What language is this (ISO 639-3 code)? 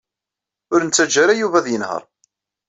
kab